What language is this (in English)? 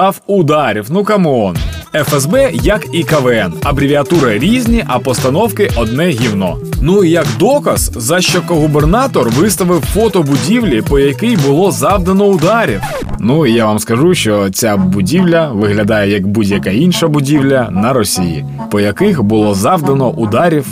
Ukrainian